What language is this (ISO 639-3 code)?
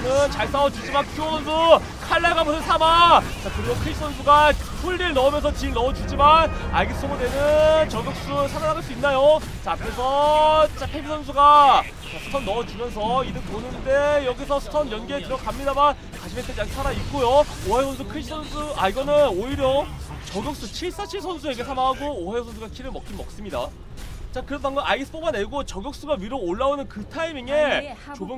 kor